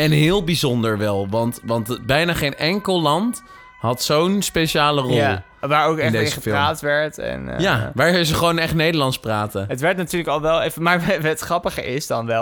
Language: Dutch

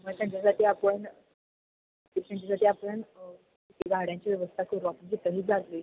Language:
Marathi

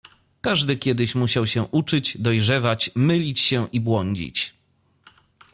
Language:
Polish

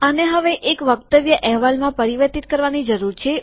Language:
Gujarati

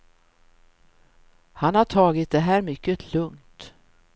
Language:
Swedish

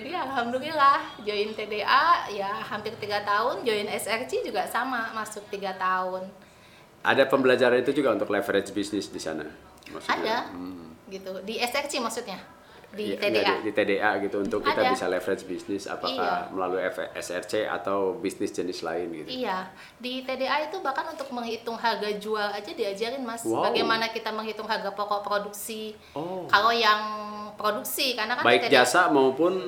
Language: Indonesian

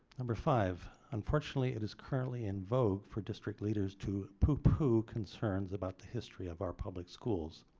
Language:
English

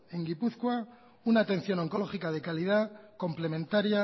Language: Spanish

